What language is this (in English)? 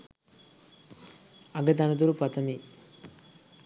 Sinhala